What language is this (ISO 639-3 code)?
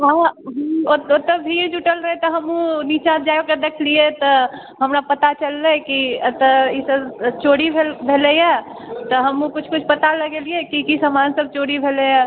mai